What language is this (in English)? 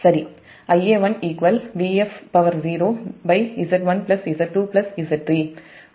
Tamil